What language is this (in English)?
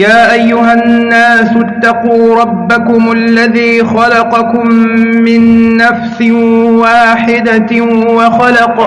Arabic